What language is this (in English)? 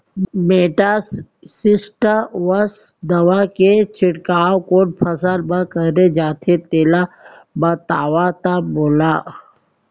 Chhattisgarhi